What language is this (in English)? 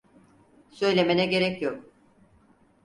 Turkish